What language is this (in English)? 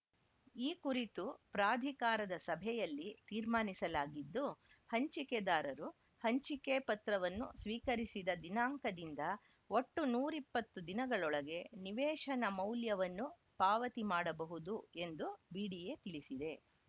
Kannada